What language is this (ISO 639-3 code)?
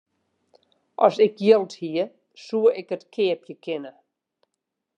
fry